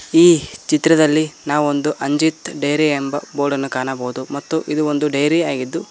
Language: Kannada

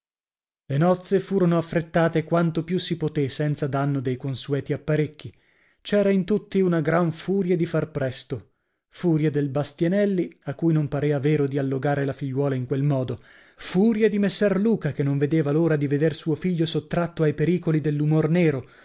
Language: Italian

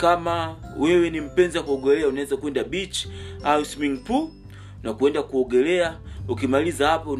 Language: Swahili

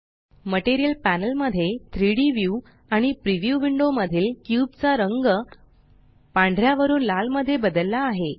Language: Marathi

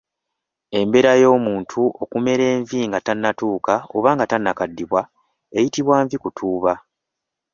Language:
Ganda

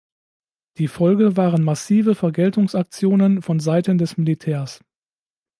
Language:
German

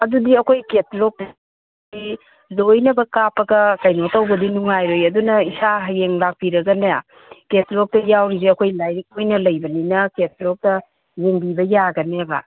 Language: Manipuri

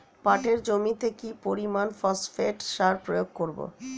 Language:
Bangla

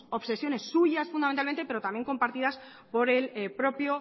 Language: Spanish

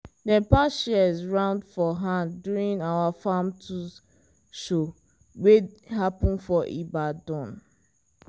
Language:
Nigerian Pidgin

